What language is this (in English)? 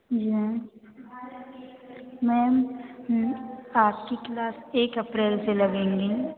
Hindi